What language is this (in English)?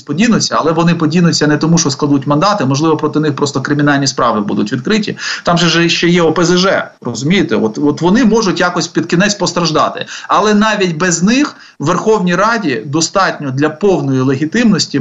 Ukrainian